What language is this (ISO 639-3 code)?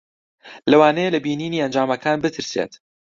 ckb